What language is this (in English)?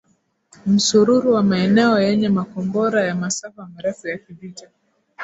Swahili